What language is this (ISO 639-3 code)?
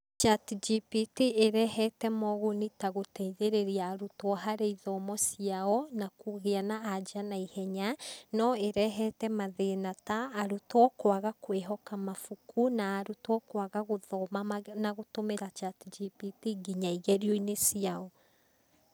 kik